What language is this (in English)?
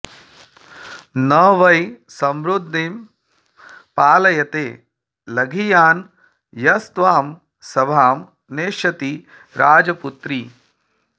Sanskrit